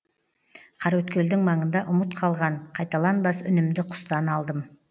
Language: Kazakh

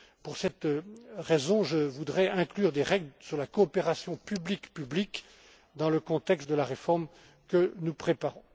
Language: French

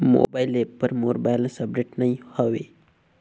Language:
Chhattisgarhi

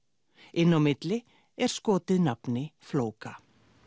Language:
Icelandic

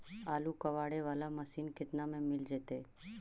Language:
Magahi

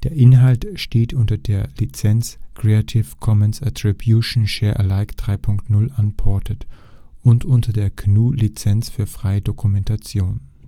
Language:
German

